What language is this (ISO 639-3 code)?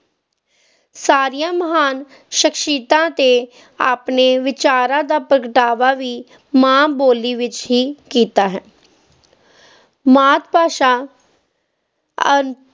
pan